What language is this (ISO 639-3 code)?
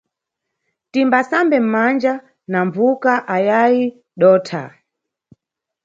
nyu